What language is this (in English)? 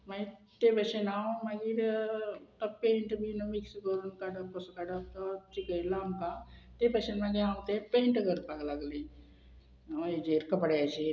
Konkani